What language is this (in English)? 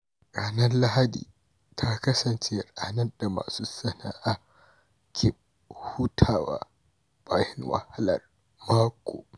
Hausa